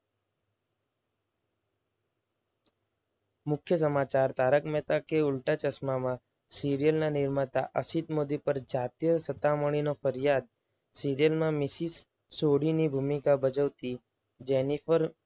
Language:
Gujarati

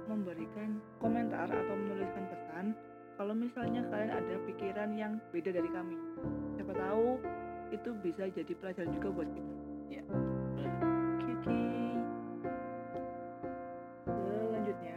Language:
Indonesian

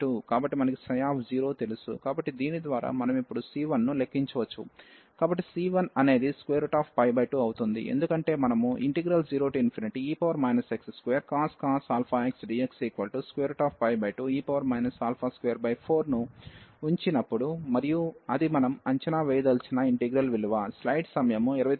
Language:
Telugu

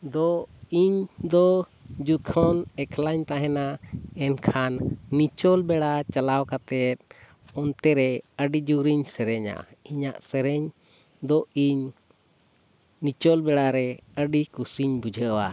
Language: Santali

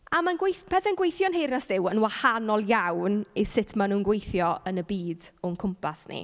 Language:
Welsh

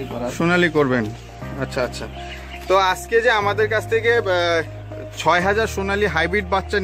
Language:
Bangla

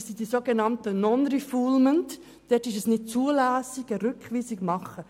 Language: Swiss German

